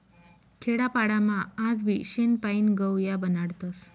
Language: Marathi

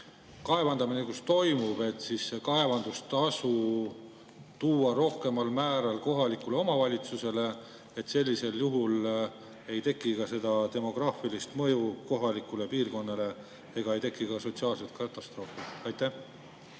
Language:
Estonian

